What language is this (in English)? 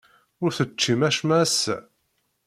Kabyle